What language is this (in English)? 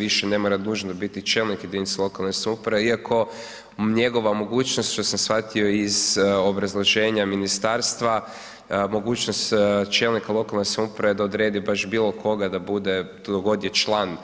Croatian